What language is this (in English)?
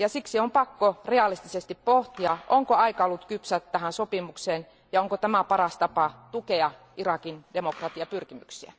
Finnish